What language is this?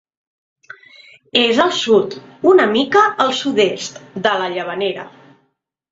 Catalan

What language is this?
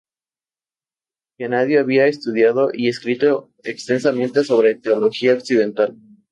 Spanish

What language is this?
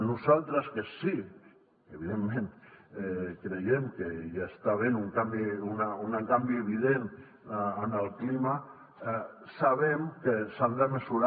Catalan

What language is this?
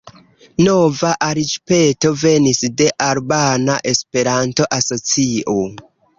Esperanto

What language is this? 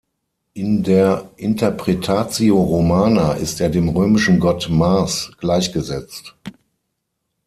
German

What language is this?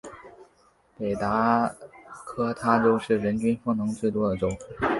Chinese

